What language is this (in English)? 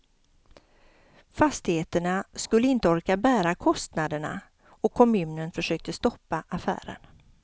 Swedish